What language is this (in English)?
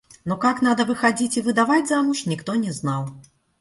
Russian